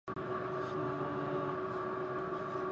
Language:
Japanese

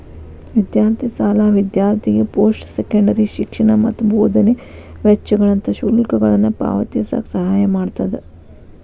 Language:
Kannada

